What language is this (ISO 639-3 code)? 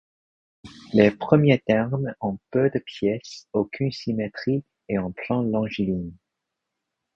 fra